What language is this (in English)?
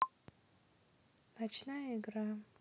Russian